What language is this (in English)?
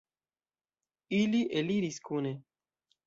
Esperanto